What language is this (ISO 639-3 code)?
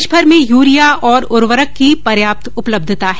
hin